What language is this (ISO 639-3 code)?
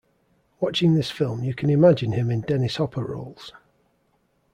eng